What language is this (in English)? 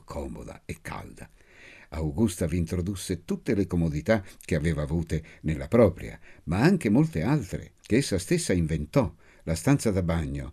Italian